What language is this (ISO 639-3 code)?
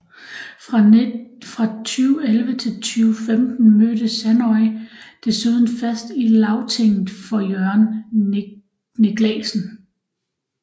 dan